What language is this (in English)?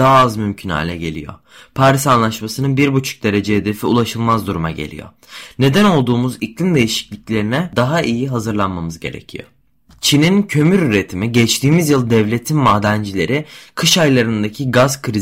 Turkish